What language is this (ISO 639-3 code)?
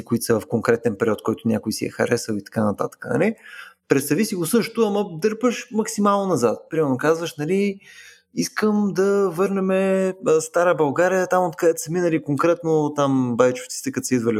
bul